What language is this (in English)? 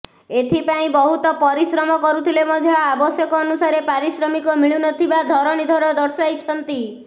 Odia